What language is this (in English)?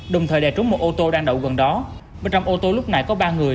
Vietnamese